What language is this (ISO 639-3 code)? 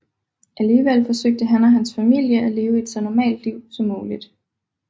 dan